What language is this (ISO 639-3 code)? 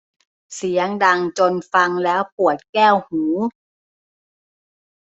tha